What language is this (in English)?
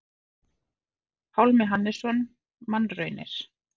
Icelandic